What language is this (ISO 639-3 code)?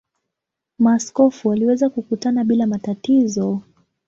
swa